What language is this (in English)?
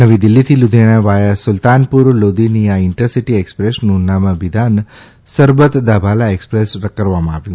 Gujarati